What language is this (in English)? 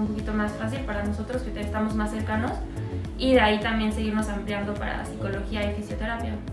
Spanish